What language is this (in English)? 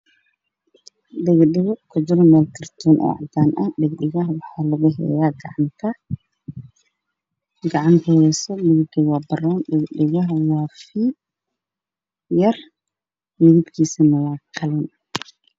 Somali